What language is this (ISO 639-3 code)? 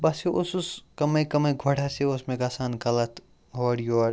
kas